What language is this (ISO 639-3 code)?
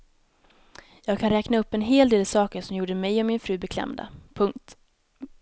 swe